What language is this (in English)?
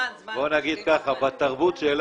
Hebrew